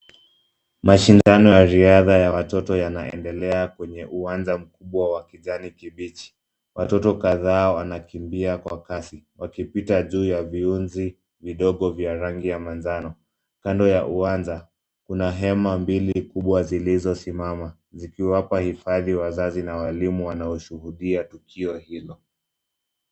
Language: Swahili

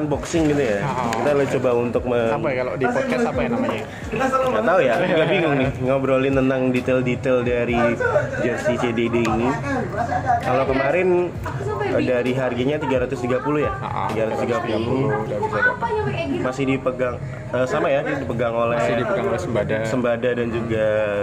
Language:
Indonesian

